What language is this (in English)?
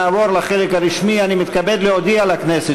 Hebrew